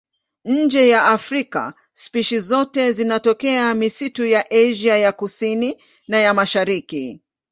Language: Swahili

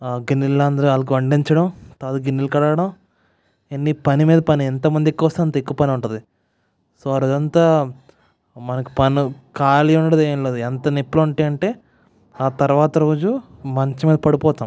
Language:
Telugu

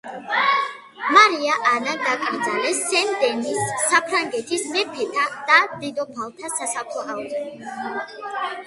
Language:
Georgian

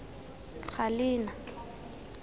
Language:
Tswana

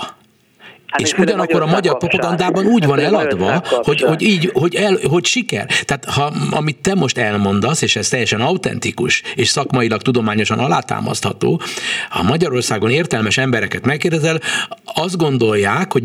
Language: Hungarian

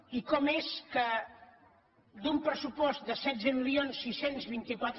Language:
Catalan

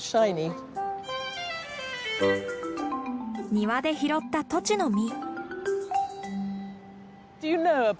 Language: Japanese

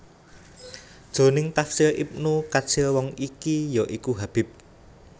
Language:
Javanese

